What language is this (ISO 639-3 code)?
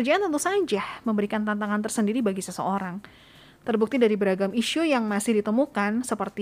ind